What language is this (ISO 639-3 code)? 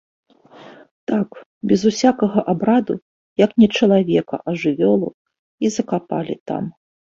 bel